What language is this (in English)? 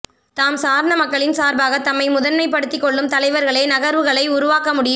Tamil